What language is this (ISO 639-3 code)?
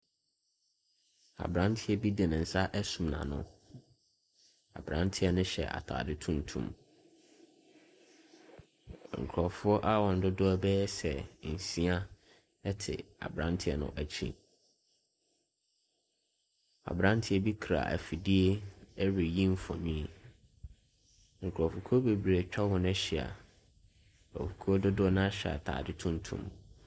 aka